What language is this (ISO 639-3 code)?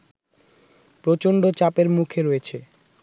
ben